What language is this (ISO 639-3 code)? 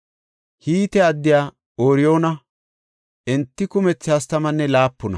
gof